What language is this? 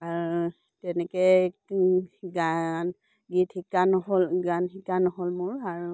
Assamese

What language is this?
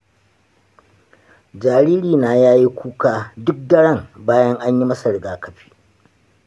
Hausa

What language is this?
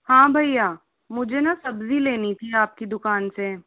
Hindi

